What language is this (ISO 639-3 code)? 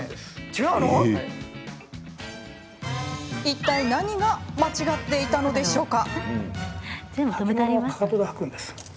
jpn